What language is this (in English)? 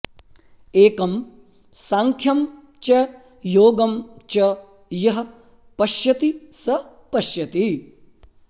Sanskrit